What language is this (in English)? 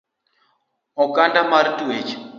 Luo (Kenya and Tanzania)